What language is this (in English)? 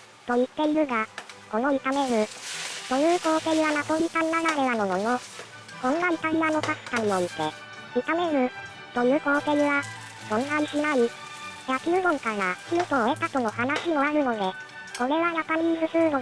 Japanese